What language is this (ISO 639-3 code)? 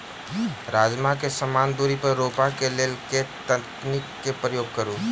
mai